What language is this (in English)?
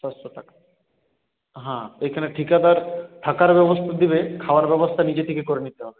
Bangla